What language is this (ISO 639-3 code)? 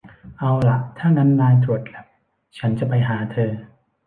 tha